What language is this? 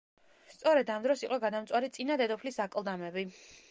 Georgian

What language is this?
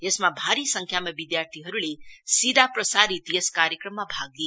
Nepali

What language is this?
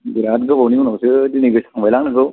Bodo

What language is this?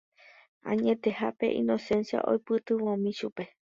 Guarani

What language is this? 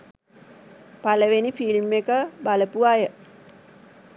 Sinhala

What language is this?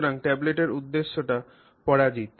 Bangla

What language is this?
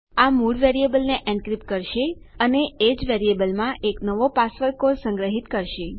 Gujarati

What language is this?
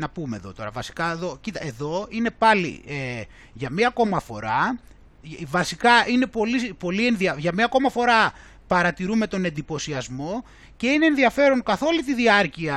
Greek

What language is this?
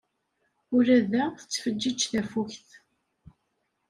Kabyle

